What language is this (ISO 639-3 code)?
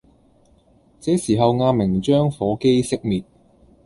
yue